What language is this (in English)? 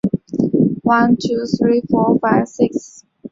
Chinese